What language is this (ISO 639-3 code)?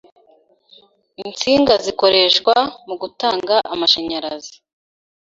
kin